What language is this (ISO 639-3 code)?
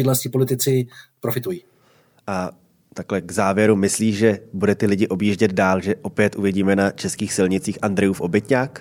ces